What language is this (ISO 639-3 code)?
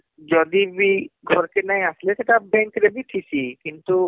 ori